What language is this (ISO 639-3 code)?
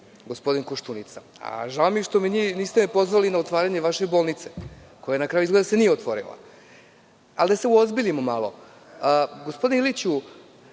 srp